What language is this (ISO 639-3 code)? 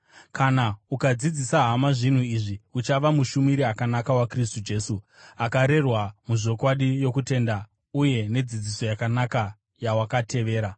sna